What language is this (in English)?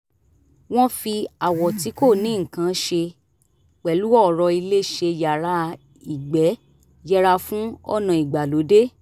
Yoruba